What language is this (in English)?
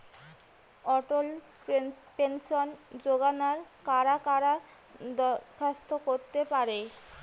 Bangla